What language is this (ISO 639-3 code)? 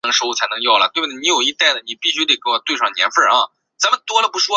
zho